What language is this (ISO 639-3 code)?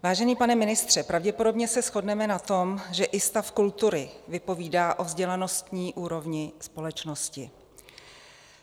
ces